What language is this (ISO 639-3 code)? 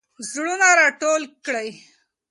pus